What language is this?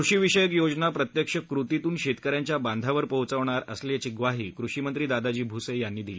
Marathi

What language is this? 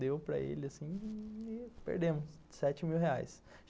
Portuguese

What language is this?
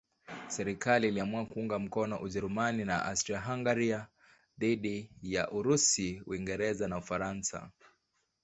Swahili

